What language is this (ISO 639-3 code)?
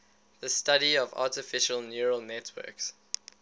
eng